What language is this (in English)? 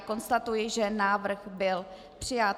Czech